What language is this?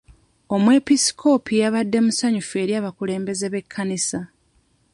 Ganda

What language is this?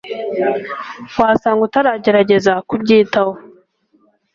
Kinyarwanda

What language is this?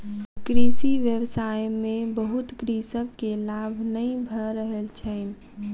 Maithili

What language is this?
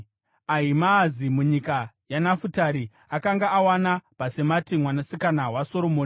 Shona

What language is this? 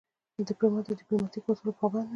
Pashto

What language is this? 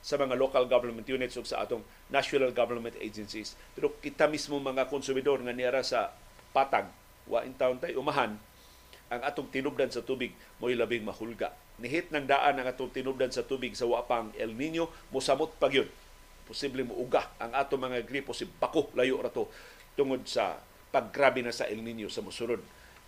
Filipino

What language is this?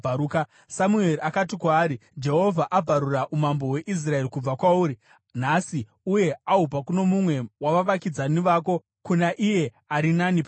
Shona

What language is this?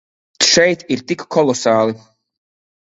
Latvian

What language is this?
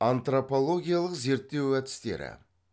Kazakh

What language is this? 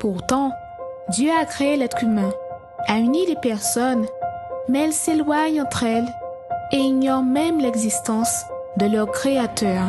French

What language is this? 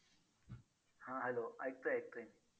Marathi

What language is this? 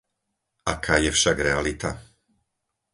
Slovak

